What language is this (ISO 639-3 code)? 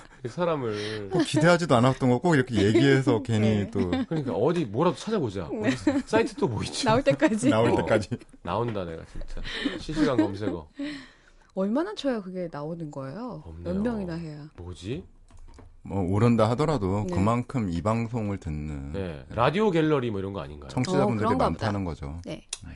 kor